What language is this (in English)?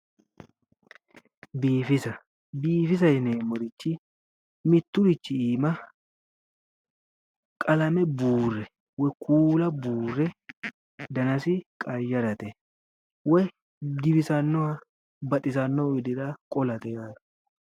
Sidamo